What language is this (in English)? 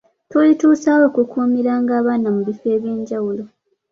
Ganda